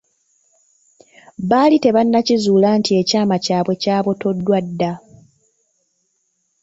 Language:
Ganda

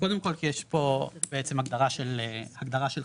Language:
Hebrew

